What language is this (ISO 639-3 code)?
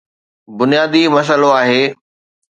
snd